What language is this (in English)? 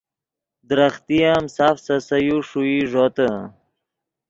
Yidgha